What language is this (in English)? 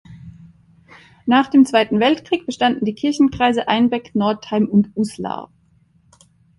German